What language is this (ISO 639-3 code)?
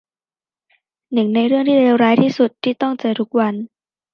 tha